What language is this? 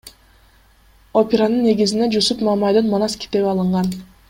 Kyrgyz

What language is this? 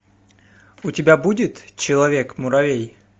Russian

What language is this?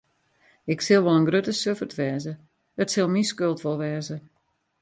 Western Frisian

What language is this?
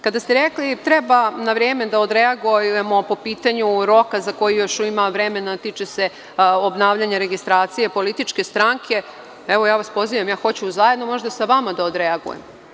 Serbian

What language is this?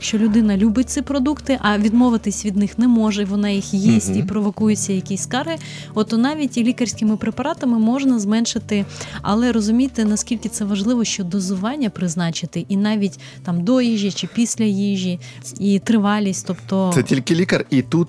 Ukrainian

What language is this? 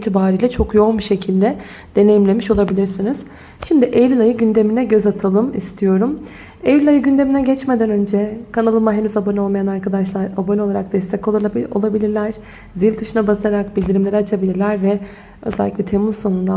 Turkish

